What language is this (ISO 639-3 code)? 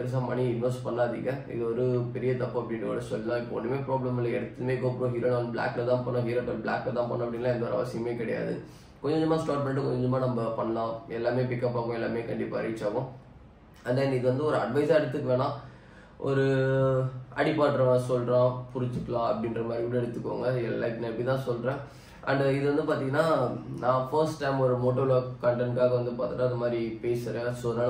tam